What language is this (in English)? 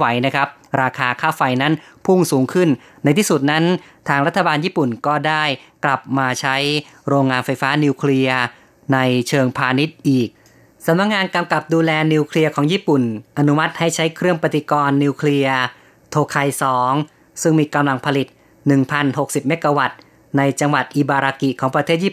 Thai